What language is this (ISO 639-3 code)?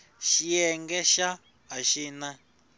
tso